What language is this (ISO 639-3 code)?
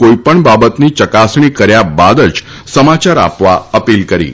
guj